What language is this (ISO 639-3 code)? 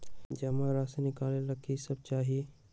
mag